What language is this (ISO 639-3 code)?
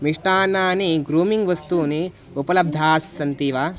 san